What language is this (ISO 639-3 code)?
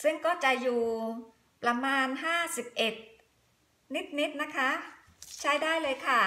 tha